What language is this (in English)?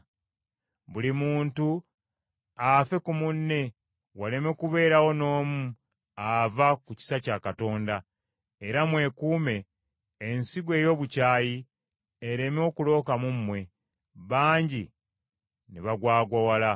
Ganda